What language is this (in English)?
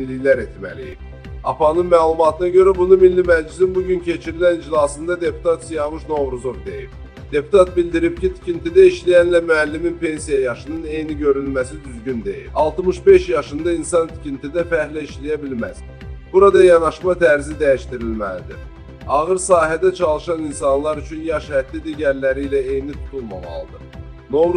Turkish